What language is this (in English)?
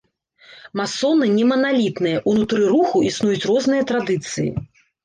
Belarusian